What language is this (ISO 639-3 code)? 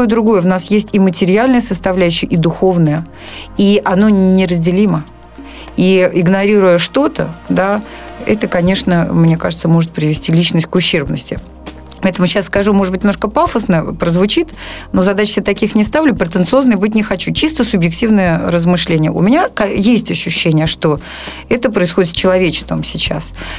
rus